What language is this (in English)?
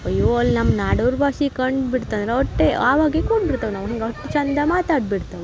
Kannada